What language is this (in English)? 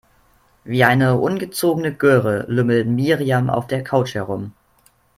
German